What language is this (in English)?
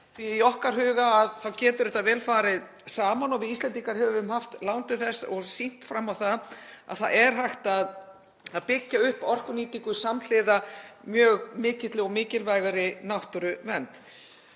Icelandic